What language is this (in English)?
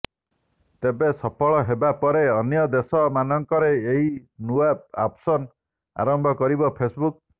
Odia